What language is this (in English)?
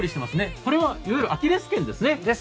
Japanese